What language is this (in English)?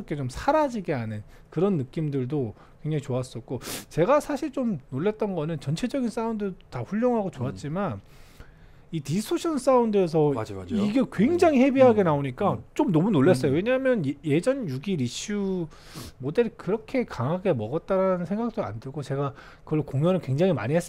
Korean